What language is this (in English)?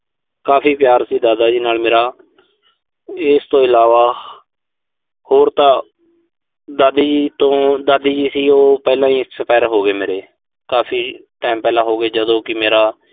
Punjabi